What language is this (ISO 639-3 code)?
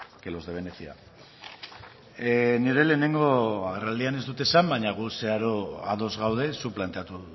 eus